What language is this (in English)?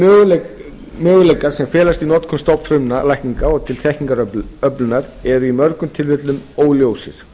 Icelandic